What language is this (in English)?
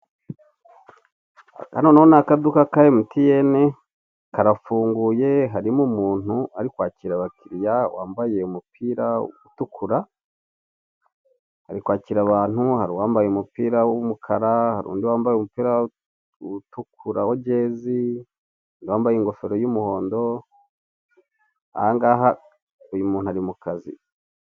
Kinyarwanda